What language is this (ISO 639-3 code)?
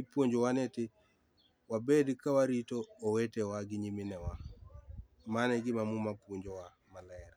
luo